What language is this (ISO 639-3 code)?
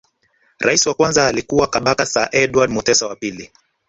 swa